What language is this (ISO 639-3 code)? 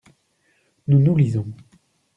fra